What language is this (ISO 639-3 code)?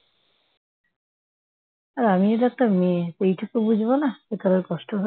ben